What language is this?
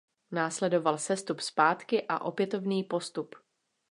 Czech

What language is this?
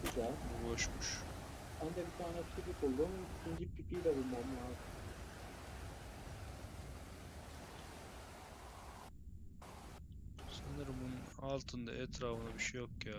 Turkish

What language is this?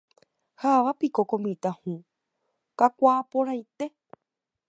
Guarani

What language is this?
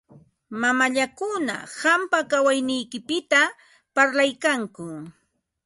Ambo-Pasco Quechua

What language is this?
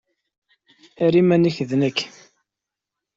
Kabyle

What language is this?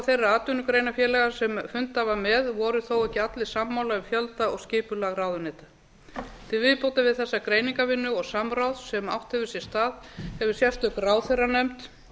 Icelandic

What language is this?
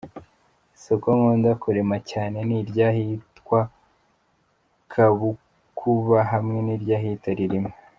Kinyarwanda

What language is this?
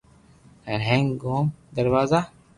Loarki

